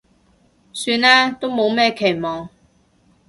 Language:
Cantonese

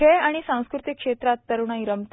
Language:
Marathi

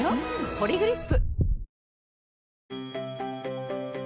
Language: Japanese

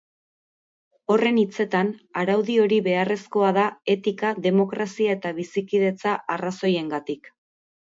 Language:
Basque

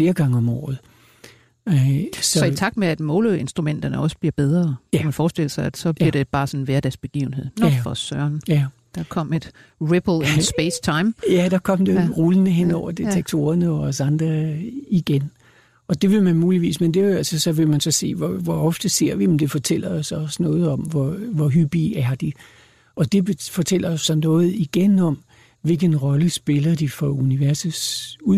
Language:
Danish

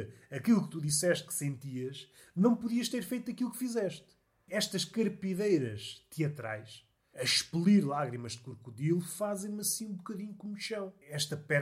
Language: Portuguese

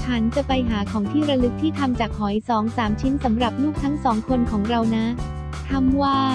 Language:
Thai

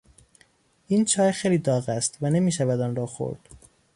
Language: Persian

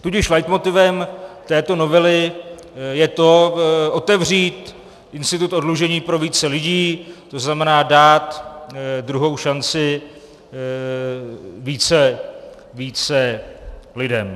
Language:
Czech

